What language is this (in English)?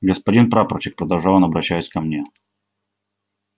Russian